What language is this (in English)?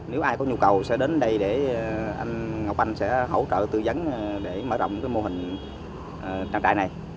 Vietnamese